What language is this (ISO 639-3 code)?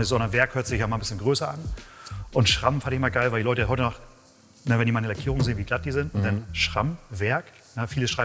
deu